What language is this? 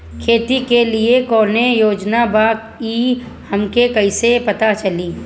Bhojpuri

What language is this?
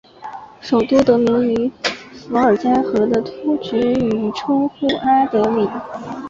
Chinese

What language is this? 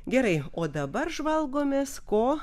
Lithuanian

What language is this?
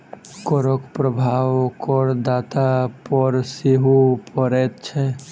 Maithili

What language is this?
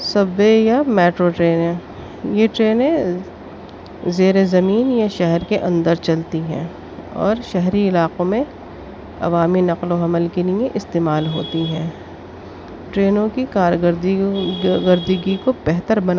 Urdu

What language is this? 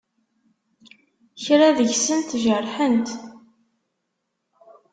Kabyle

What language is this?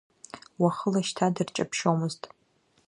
Abkhazian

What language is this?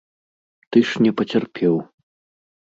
Belarusian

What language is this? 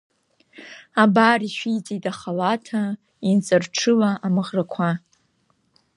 Abkhazian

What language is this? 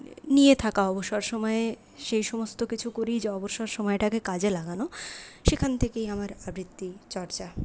Bangla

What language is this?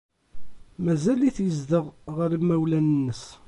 Kabyle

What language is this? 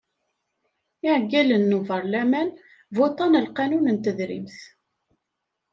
Kabyle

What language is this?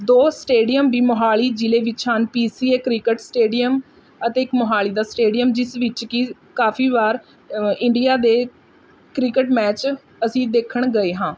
Punjabi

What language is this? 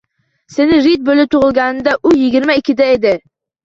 Uzbek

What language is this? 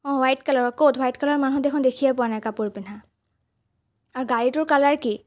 Assamese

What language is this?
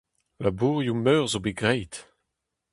Breton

